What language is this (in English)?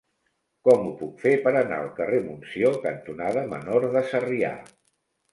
Catalan